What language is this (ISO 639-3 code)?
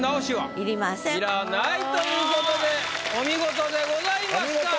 jpn